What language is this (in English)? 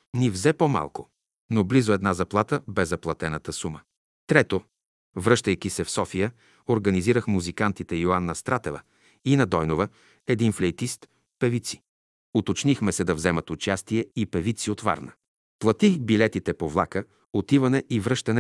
Bulgarian